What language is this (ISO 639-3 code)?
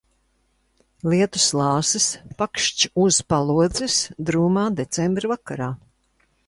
lav